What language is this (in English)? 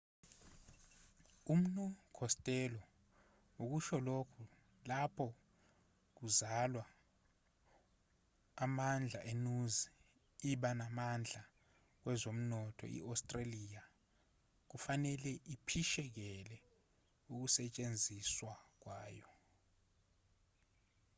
Zulu